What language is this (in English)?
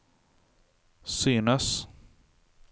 Norwegian